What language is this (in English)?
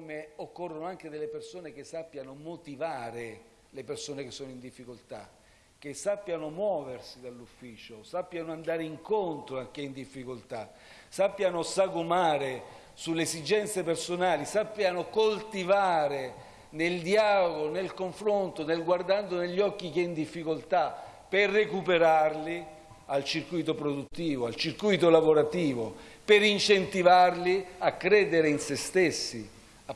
Italian